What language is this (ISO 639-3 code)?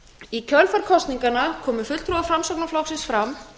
isl